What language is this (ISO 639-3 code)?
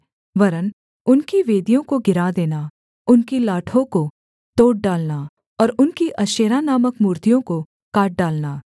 hin